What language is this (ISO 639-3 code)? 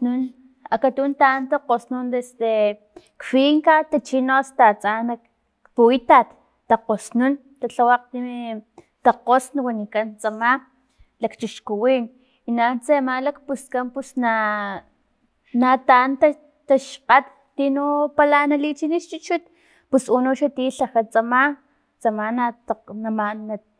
tlp